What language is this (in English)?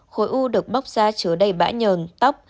Vietnamese